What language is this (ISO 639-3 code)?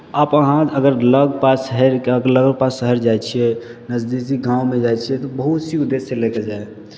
mai